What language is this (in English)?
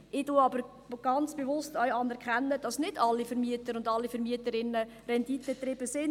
Swiss German